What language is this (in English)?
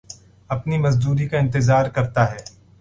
Urdu